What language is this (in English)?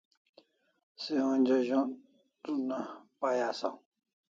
Kalasha